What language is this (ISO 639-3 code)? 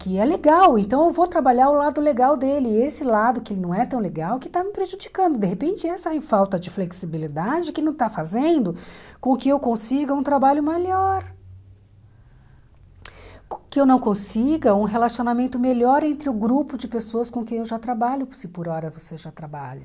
por